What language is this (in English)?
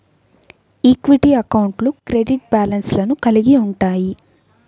Telugu